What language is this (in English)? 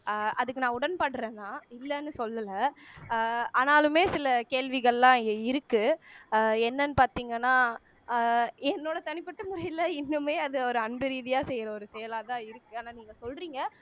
Tamil